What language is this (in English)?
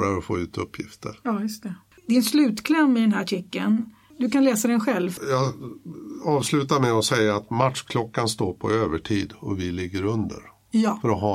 Swedish